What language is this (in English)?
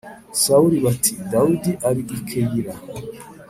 Kinyarwanda